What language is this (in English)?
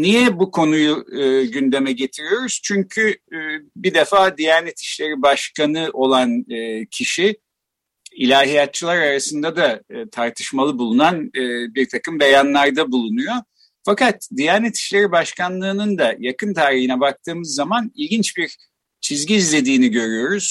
Turkish